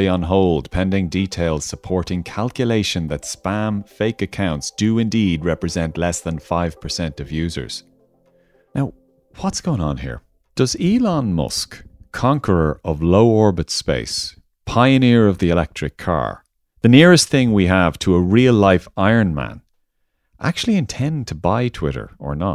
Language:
English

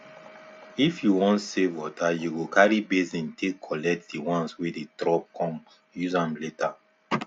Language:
Nigerian Pidgin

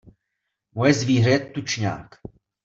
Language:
Czech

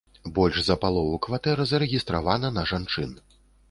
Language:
Belarusian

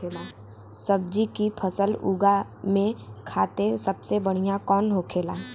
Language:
Bhojpuri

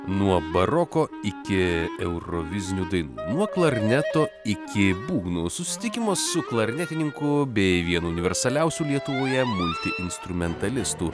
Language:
Lithuanian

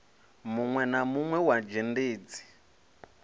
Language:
Venda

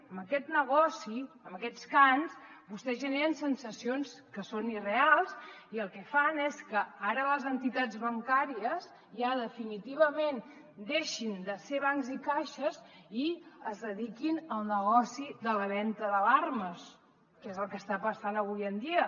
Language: Catalan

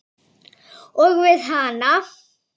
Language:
Icelandic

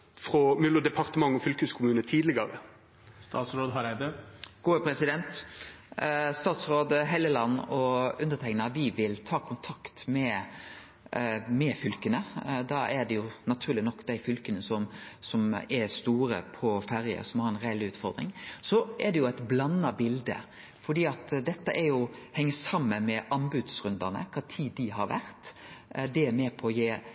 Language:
Norwegian Nynorsk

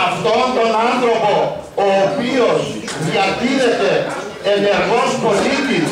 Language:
Greek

